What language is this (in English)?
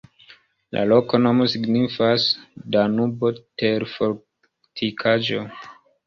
Esperanto